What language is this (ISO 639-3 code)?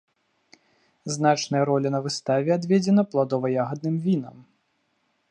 bel